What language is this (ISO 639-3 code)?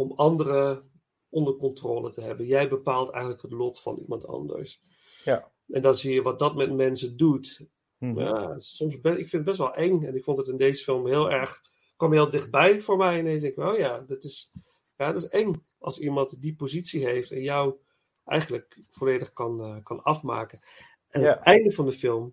nld